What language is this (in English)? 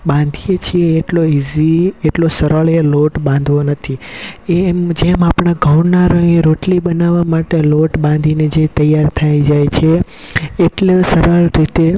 Gujarati